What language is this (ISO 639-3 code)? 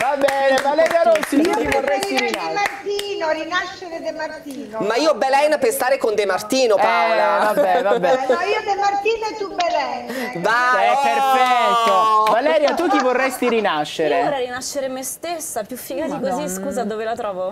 ita